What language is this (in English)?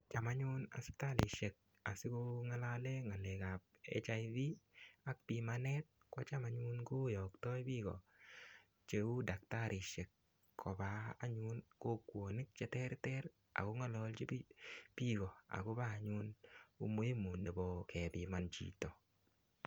Kalenjin